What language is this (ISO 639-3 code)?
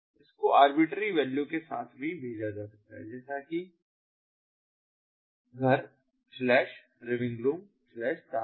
hin